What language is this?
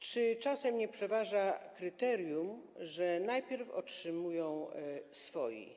Polish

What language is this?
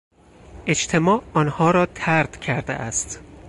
Persian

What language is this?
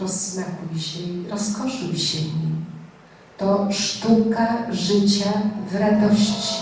Polish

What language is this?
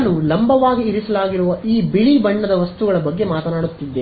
Kannada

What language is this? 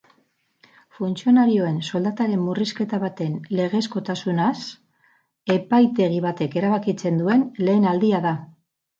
Basque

